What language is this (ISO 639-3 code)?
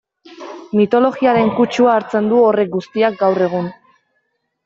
eus